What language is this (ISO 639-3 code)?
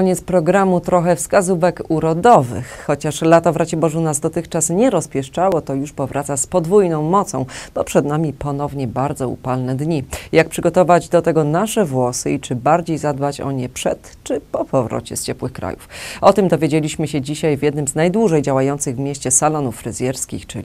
pol